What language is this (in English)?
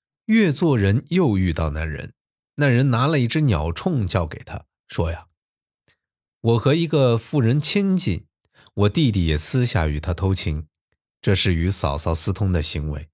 Chinese